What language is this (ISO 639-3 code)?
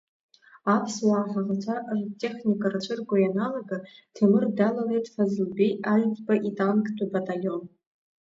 abk